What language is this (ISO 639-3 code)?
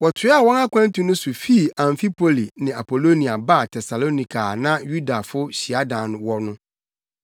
aka